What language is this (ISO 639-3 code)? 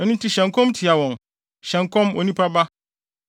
aka